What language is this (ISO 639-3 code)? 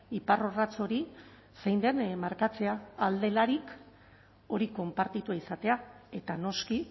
eus